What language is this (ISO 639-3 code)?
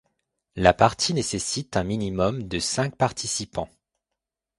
fra